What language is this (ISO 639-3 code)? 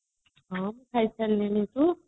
ori